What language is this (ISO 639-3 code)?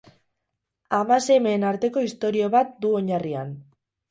eus